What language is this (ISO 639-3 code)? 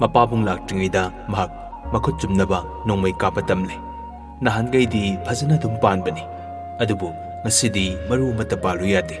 vie